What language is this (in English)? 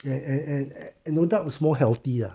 English